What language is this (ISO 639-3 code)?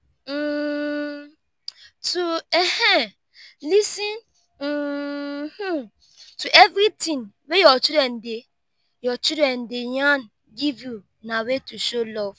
pcm